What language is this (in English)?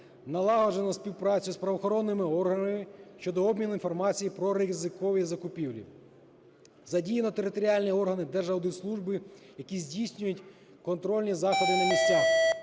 Ukrainian